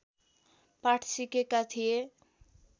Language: Nepali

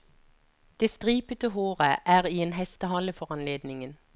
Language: Norwegian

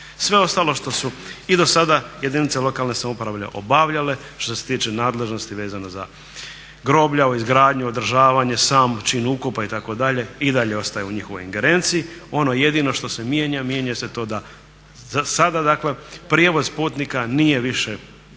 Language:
Croatian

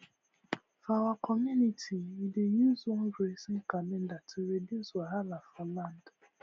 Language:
Nigerian Pidgin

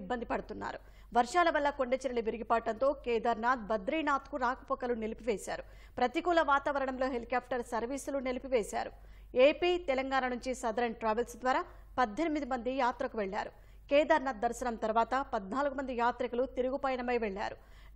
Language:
Telugu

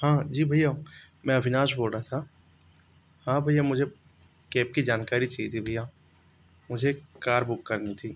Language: Hindi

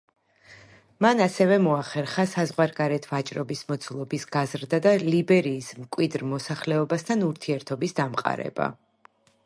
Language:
Georgian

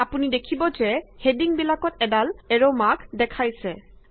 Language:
Assamese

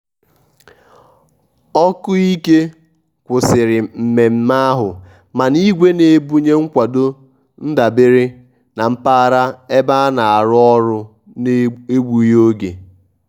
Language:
Igbo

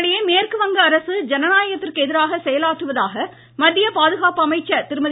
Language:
Tamil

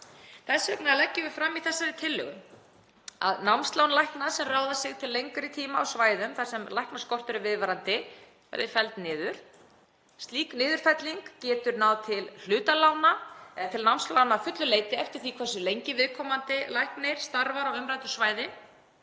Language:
Icelandic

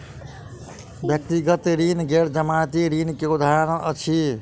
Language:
Maithili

